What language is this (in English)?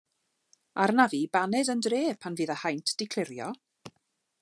Welsh